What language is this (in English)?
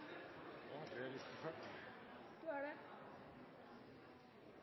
Norwegian Bokmål